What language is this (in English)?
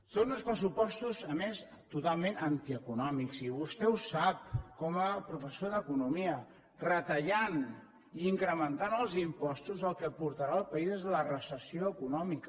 Catalan